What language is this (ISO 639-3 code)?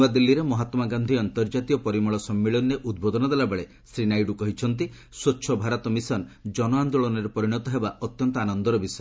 ori